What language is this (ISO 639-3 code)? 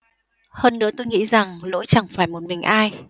vie